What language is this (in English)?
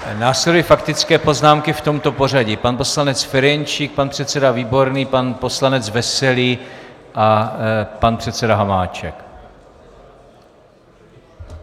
Czech